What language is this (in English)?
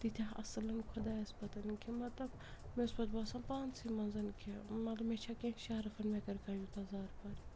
Kashmiri